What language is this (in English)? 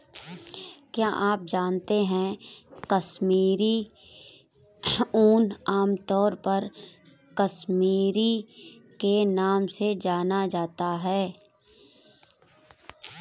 Hindi